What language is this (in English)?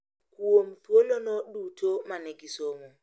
Luo (Kenya and Tanzania)